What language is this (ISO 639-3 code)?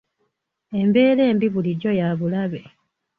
lug